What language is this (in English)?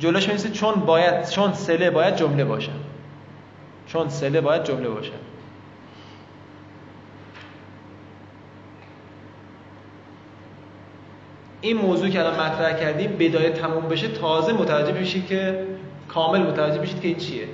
Persian